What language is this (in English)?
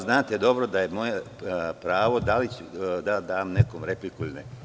Serbian